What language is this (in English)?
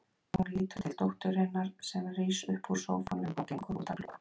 Icelandic